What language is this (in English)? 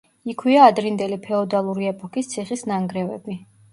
Georgian